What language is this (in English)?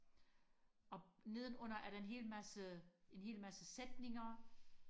Danish